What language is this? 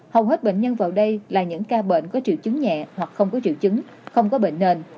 Vietnamese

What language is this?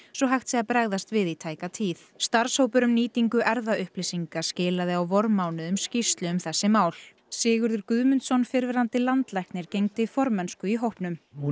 Icelandic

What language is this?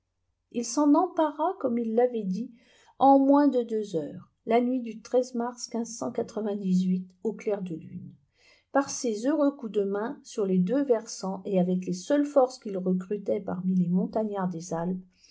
French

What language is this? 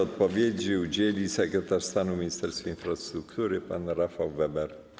Polish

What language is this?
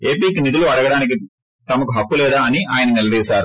Telugu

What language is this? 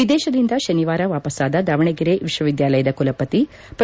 Kannada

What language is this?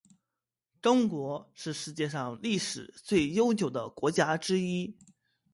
Chinese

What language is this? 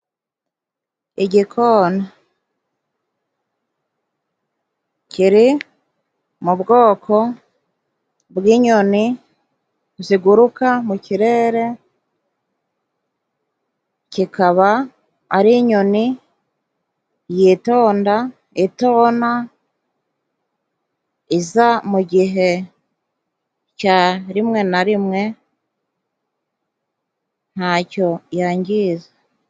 Kinyarwanda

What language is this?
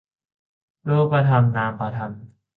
Thai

